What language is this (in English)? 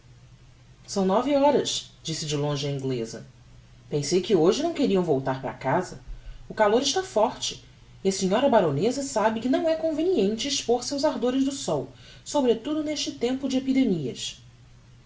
Portuguese